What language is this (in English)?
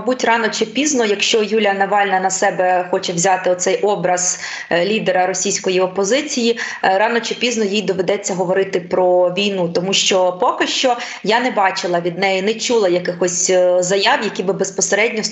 Ukrainian